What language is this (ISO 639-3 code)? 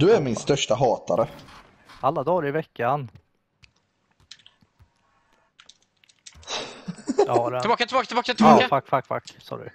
swe